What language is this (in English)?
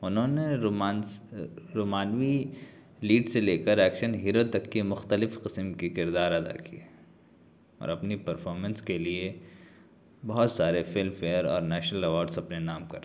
Urdu